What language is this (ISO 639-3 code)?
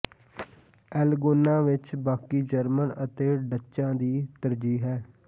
pan